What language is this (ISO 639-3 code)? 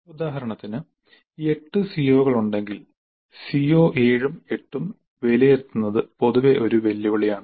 mal